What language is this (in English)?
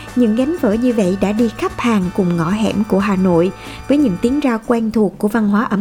Vietnamese